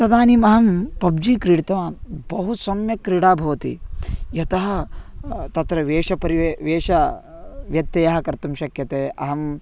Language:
Sanskrit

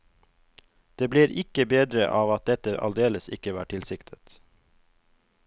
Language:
Norwegian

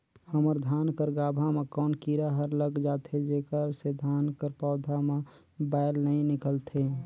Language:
Chhattisgarhi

